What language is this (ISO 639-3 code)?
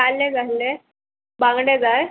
kok